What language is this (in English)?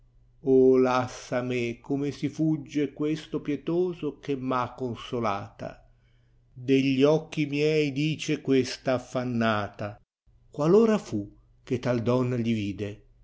Italian